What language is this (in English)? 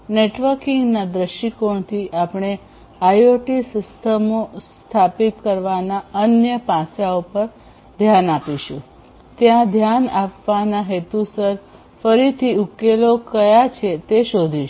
Gujarati